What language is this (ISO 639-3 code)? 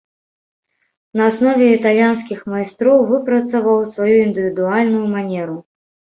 bel